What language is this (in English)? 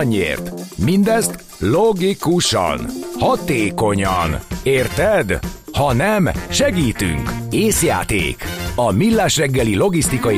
Hungarian